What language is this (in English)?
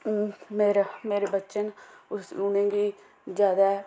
Dogri